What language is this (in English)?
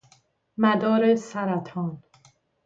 Persian